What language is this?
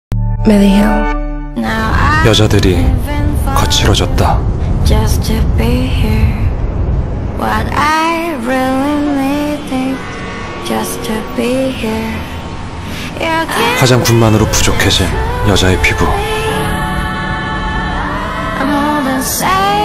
Korean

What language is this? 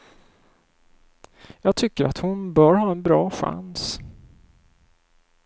Swedish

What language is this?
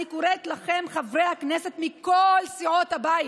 Hebrew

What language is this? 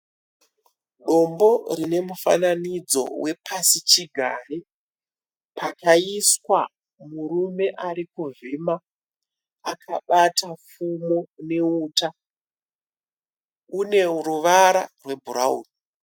Shona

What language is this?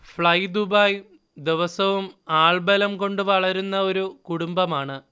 Malayalam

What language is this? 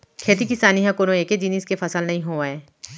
Chhattisgarhi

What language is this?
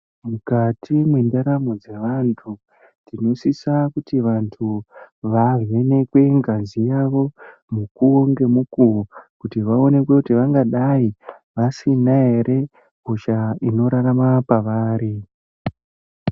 Ndau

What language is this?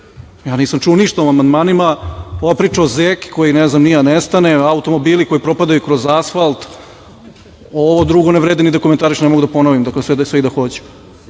Serbian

